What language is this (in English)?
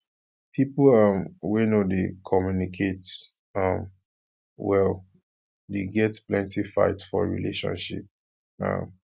Nigerian Pidgin